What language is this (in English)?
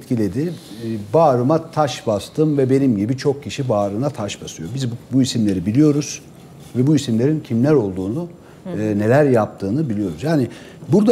Turkish